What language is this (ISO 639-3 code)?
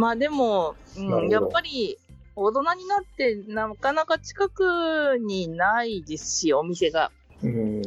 jpn